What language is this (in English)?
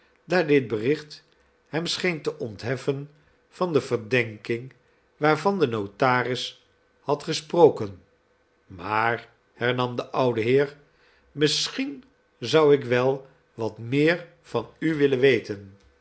Dutch